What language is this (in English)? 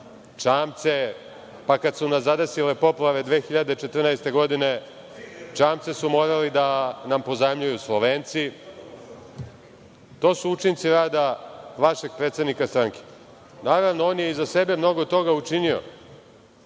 Serbian